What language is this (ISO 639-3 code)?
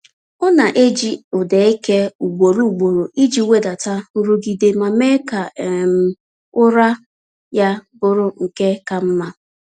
ibo